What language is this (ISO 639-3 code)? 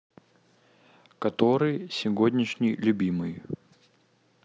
rus